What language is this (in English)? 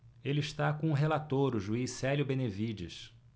Portuguese